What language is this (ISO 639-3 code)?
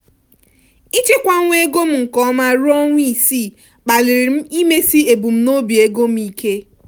ibo